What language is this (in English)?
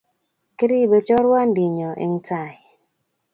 Kalenjin